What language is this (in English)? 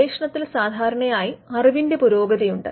Malayalam